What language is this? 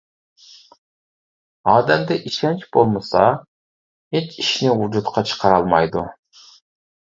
Uyghur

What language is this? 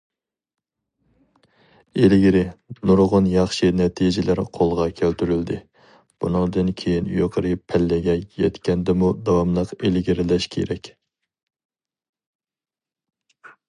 Uyghur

